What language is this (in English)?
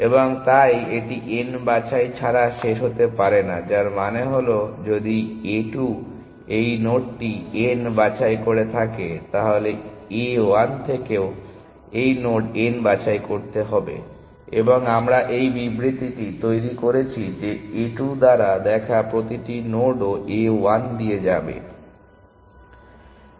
Bangla